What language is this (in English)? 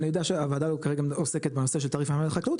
Hebrew